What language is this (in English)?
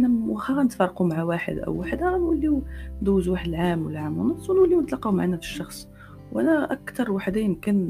Arabic